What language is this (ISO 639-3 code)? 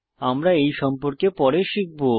ben